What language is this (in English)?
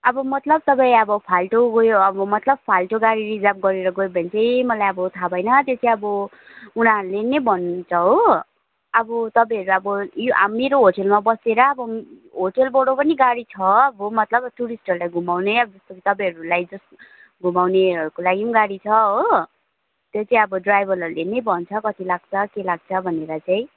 Nepali